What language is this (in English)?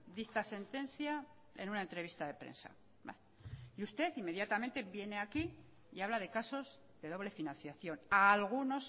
Spanish